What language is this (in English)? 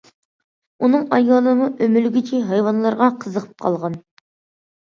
Uyghur